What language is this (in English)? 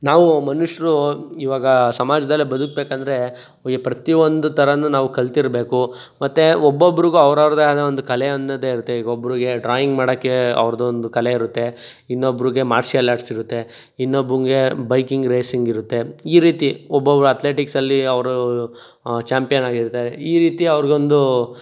Kannada